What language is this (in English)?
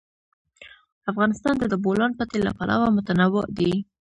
Pashto